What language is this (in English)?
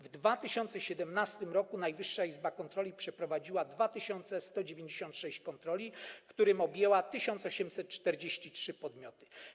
Polish